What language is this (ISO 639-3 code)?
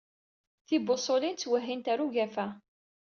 kab